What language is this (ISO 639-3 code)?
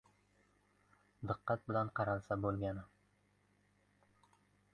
uzb